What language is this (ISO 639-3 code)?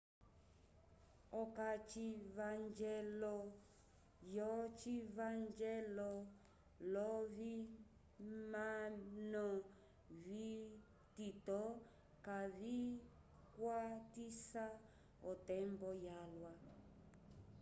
umb